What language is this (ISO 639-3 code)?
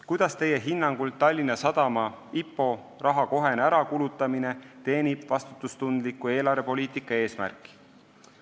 est